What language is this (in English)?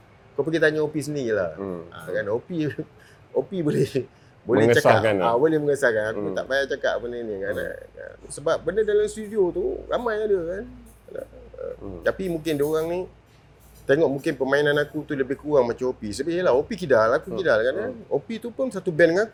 Malay